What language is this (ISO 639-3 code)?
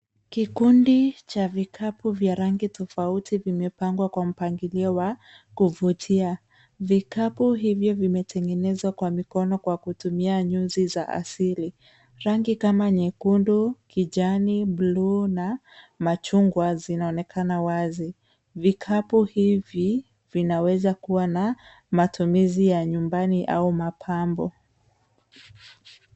swa